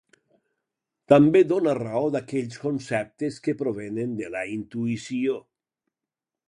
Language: Catalan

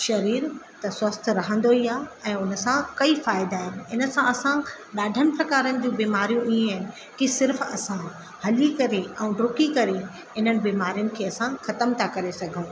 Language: Sindhi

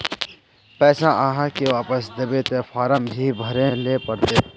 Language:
Magahi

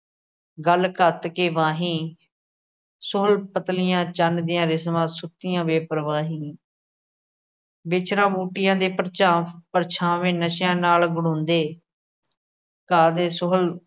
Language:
Punjabi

